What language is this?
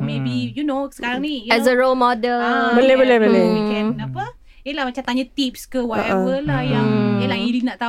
Malay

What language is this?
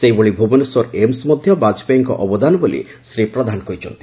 Odia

